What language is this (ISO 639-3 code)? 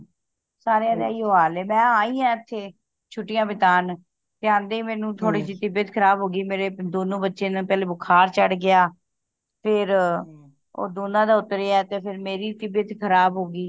pan